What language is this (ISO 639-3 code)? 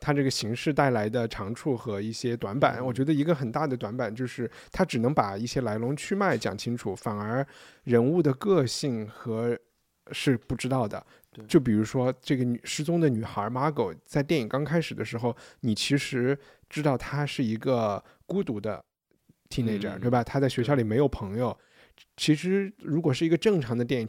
zho